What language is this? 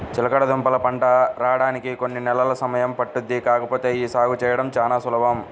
Telugu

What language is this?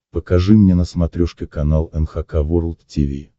Russian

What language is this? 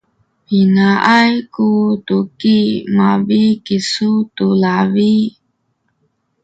Sakizaya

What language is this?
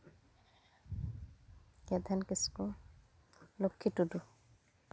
Santali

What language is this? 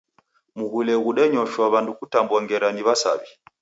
Taita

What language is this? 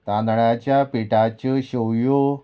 Konkani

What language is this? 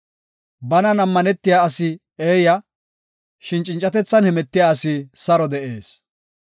Gofa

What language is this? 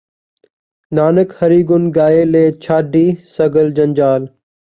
Punjabi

